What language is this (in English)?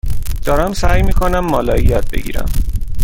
Persian